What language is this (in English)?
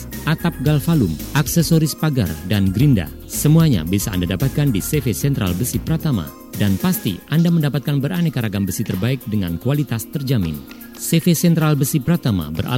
Indonesian